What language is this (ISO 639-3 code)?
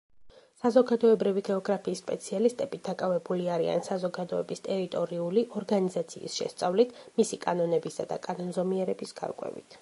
kat